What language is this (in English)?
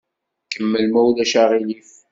Kabyle